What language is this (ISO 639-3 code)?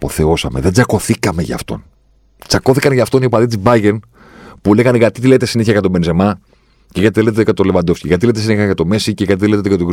ell